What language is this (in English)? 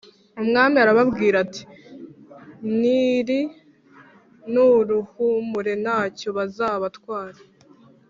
Kinyarwanda